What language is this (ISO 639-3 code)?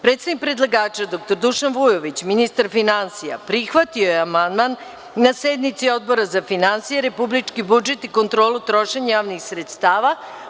srp